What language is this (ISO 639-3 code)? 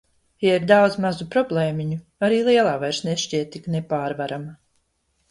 lav